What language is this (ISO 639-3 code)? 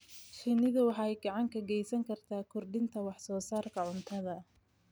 som